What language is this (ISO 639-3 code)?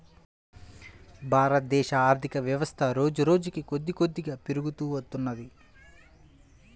tel